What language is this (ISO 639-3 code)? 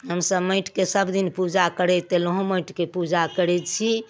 mai